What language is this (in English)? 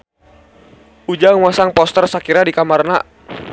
Sundanese